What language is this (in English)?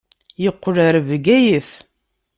Kabyle